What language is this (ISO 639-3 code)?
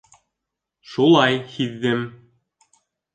bak